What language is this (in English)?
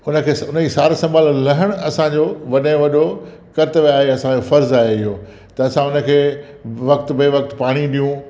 Sindhi